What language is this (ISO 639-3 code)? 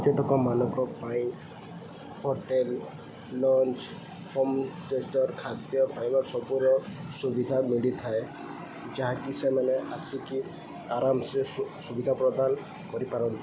ori